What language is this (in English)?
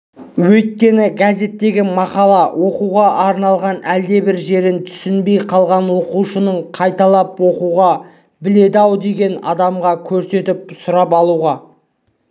Kazakh